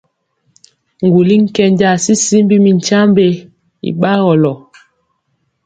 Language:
Mpiemo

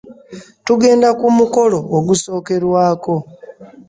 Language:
Ganda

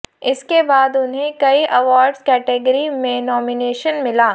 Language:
Hindi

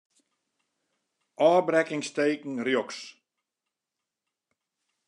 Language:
Western Frisian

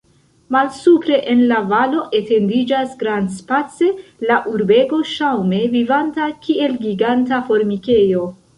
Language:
Esperanto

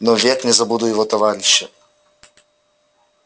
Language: Russian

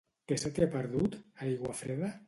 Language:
Catalan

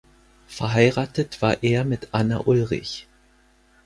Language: German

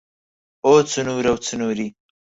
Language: Central Kurdish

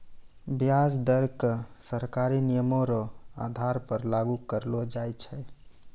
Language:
Maithili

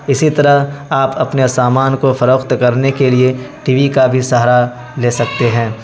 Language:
Urdu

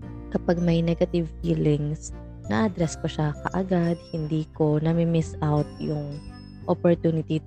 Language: Filipino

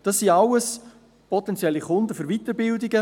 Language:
Swiss German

